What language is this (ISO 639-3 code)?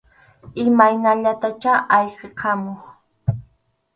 qxu